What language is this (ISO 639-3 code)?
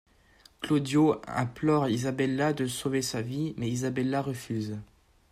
fra